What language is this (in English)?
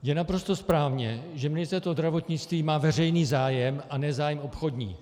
Czech